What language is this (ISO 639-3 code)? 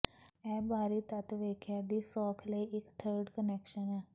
pan